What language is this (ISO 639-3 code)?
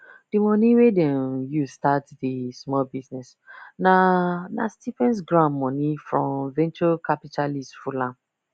pcm